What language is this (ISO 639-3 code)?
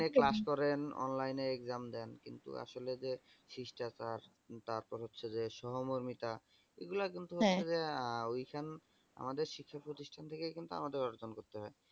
ben